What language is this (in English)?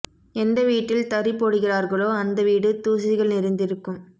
Tamil